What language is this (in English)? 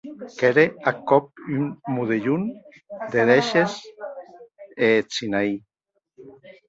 Occitan